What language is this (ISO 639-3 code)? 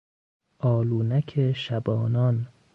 fas